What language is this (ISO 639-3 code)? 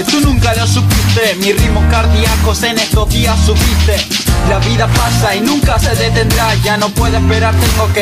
spa